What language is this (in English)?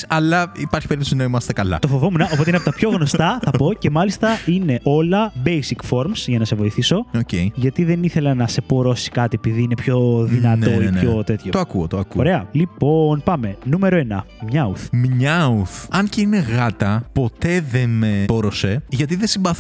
Greek